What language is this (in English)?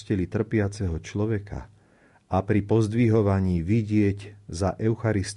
Slovak